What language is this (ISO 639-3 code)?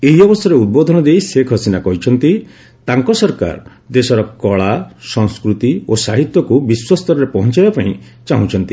ori